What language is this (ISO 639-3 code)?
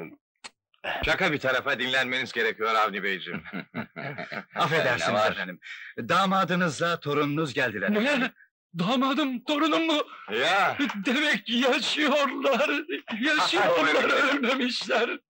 tur